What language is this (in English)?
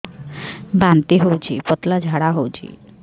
Odia